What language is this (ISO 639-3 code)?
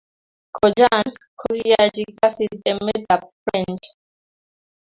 kln